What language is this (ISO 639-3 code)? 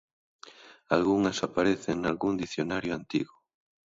glg